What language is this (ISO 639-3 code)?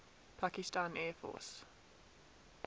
eng